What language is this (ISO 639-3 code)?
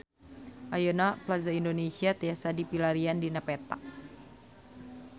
sun